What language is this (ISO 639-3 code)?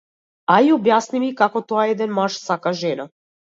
mkd